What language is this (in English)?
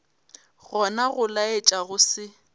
Northern Sotho